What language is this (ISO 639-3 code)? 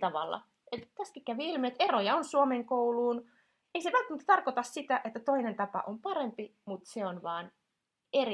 fin